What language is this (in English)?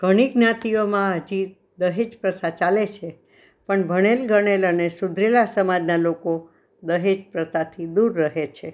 Gujarati